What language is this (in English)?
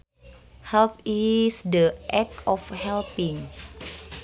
Sundanese